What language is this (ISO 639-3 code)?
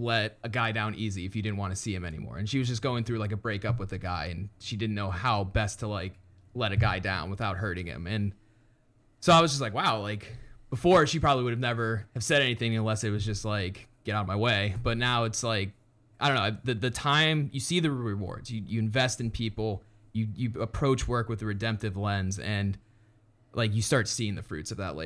eng